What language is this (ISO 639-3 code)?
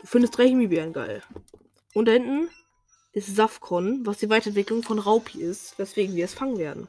deu